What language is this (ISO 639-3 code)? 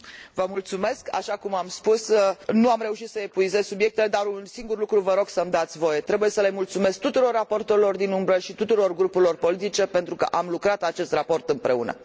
ron